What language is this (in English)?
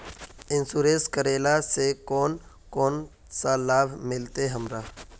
Magahi